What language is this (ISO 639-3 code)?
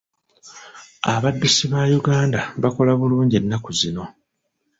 lug